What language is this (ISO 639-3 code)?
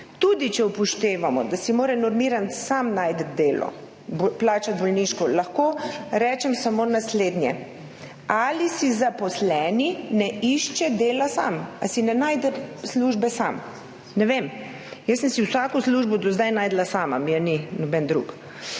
slv